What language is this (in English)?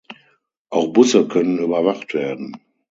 German